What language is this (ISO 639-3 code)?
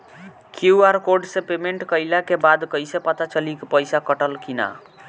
bho